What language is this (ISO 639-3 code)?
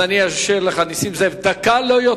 heb